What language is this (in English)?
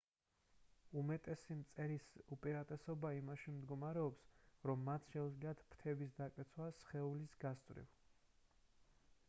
Georgian